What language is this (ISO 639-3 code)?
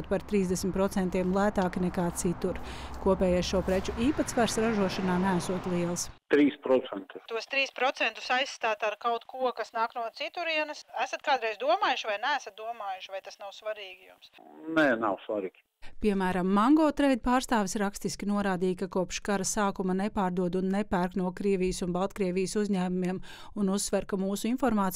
lav